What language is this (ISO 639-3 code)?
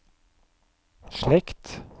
nor